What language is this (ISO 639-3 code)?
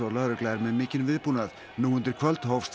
isl